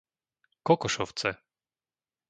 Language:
Slovak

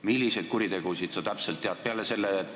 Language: Estonian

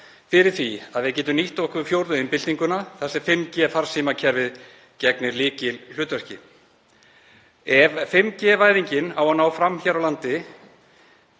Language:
Icelandic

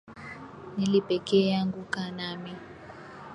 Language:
Swahili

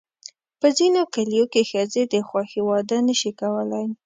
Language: Pashto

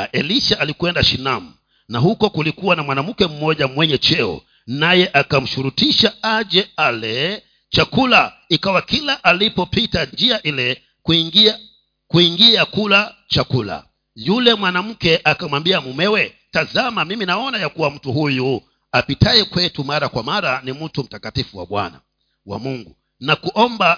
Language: Swahili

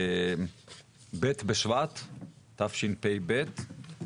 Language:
Hebrew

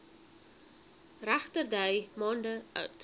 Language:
Afrikaans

